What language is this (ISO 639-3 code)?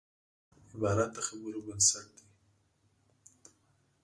pus